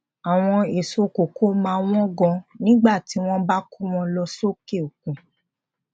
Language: Yoruba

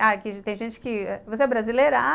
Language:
Portuguese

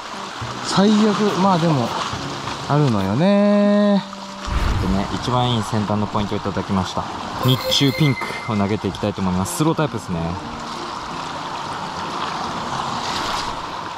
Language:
Japanese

